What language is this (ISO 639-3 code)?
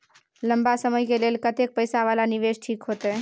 mai